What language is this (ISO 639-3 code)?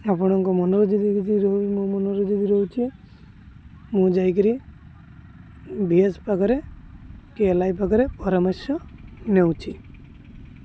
ori